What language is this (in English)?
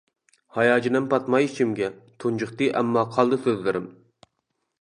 Uyghur